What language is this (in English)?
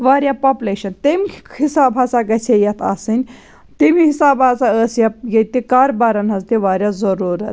Kashmiri